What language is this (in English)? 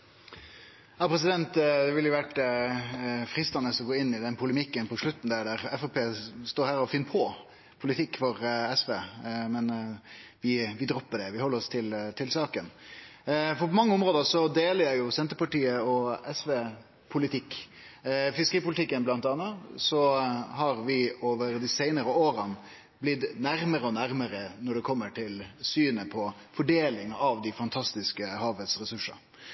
Norwegian Nynorsk